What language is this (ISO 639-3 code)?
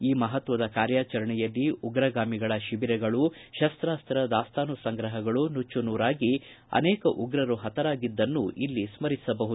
kan